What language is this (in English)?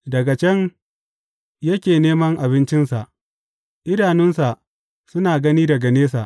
Hausa